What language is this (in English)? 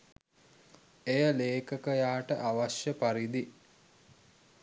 Sinhala